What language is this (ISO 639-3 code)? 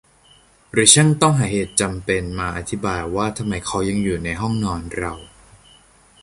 tha